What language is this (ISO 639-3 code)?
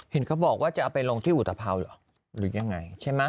tha